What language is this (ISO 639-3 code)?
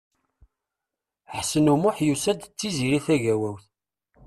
kab